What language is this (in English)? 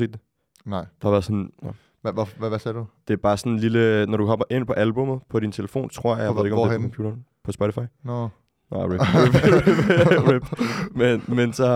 Danish